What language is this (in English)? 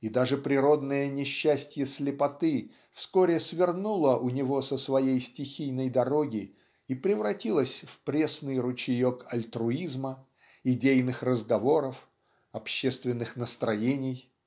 Russian